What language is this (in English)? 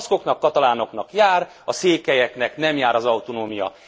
Hungarian